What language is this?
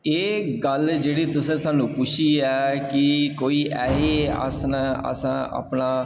Dogri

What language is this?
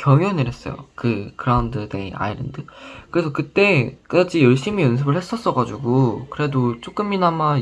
Korean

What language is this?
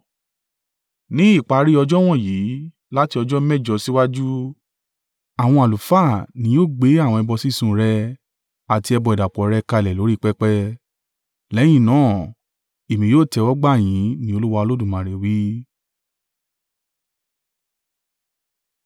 Yoruba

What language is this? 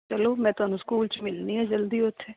Punjabi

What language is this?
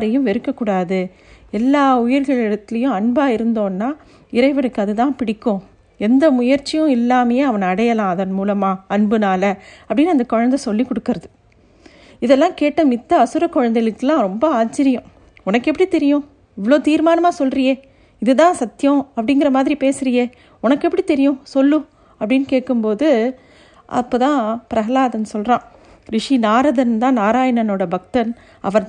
Tamil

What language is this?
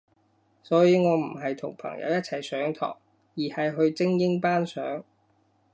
Cantonese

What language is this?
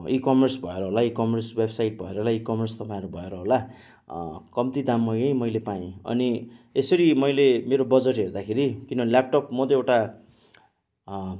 Nepali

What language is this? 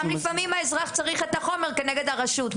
Hebrew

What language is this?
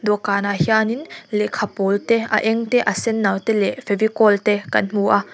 Mizo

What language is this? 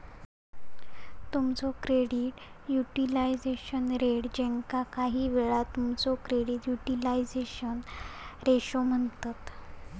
Marathi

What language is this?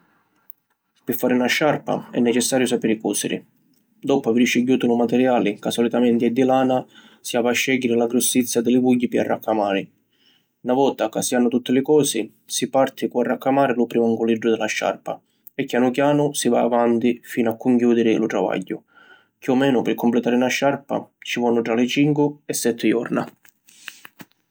Sicilian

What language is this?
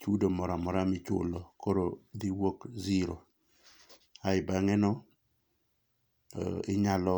Luo (Kenya and Tanzania)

